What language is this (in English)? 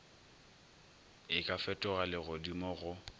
Northern Sotho